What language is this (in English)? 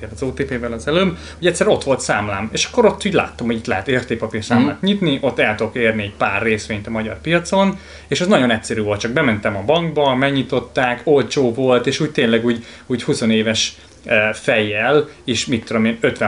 Hungarian